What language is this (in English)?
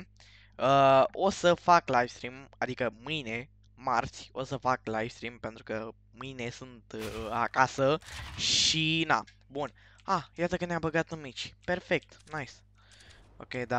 Romanian